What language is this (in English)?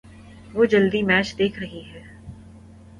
Urdu